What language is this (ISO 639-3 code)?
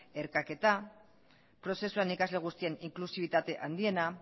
eus